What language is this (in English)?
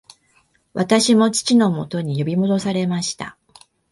Japanese